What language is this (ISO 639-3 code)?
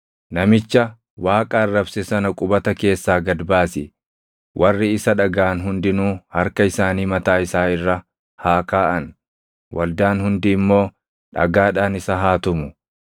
orm